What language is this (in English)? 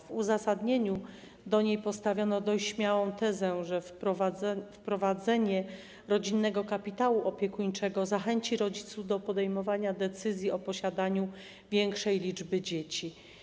Polish